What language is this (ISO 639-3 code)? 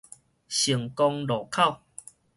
nan